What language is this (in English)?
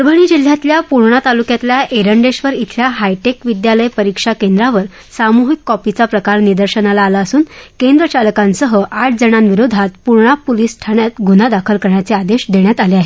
Marathi